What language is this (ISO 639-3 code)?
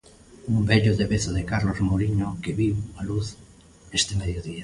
glg